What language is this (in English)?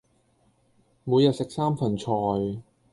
Cantonese